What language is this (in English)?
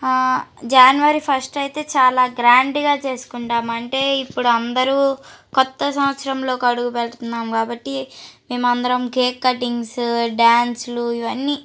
Telugu